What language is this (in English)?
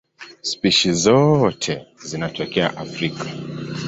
Swahili